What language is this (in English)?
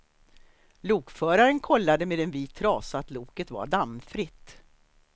Swedish